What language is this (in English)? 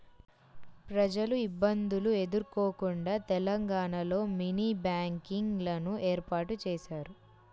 Telugu